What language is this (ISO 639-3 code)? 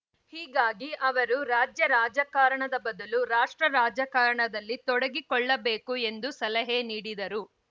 kan